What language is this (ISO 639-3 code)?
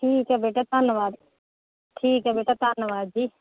pan